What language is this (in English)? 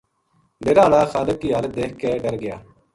Gujari